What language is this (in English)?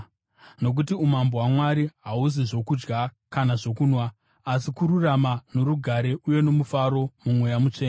Shona